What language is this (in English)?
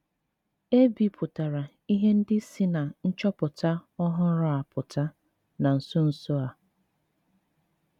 Igbo